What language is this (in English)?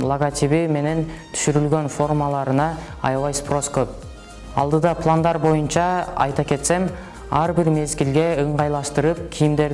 Turkish